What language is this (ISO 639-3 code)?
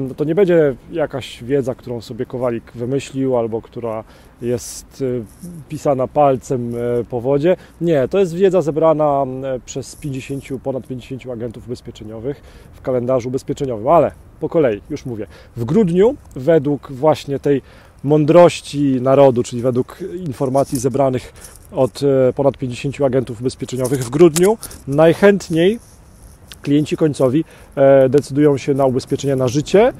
pol